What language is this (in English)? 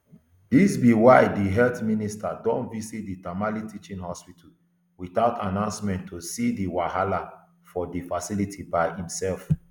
Nigerian Pidgin